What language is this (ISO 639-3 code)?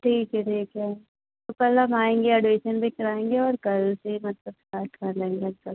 hin